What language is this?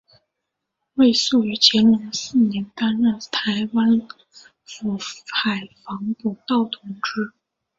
Chinese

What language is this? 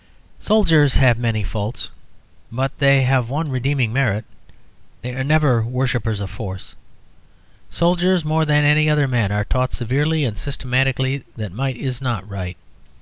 English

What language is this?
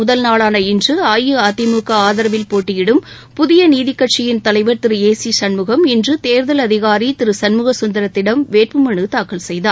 Tamil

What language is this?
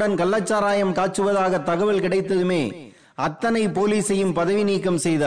Tamil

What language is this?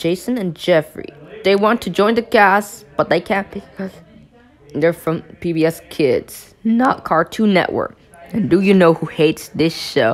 English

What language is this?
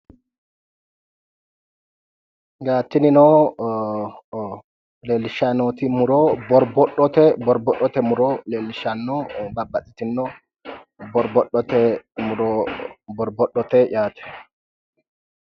Sidamo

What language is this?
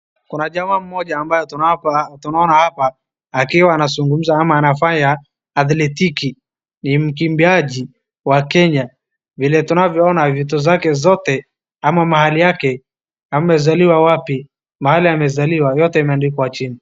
Swahili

